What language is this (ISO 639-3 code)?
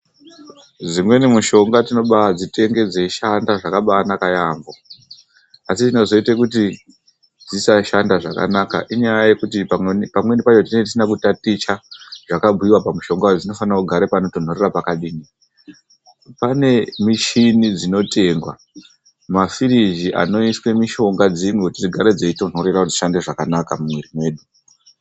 ndc